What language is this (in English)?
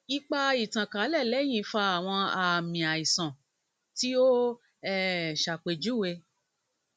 Yoruba